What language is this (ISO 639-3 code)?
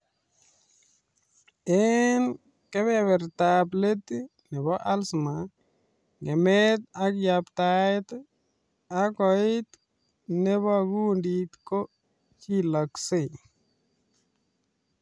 kln